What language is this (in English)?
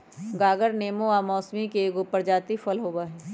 Magahi